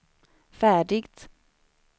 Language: Swedish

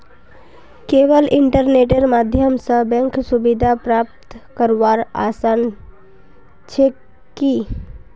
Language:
Magahi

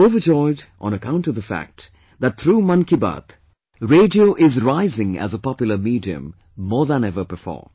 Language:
English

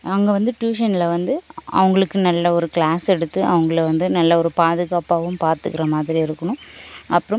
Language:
Tamil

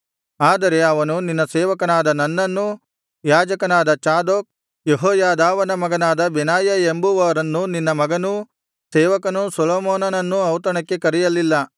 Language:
Kannada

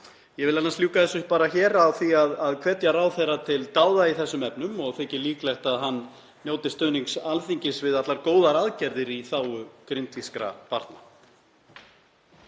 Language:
Icelandic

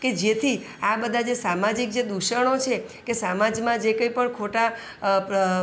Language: Gujarati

